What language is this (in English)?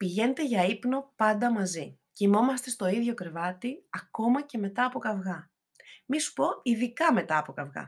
Greek